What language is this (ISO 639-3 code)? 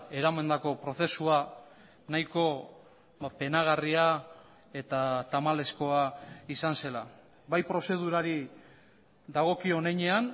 eus